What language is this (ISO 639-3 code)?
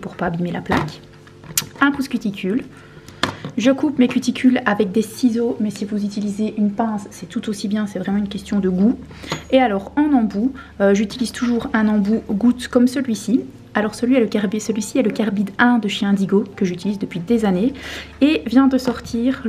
fra